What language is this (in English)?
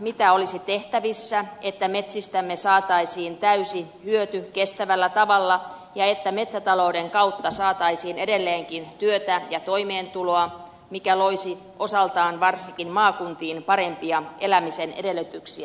Finnish